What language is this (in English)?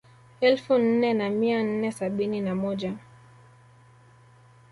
Swahili